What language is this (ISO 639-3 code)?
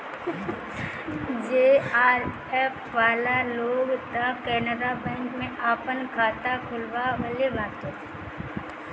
bho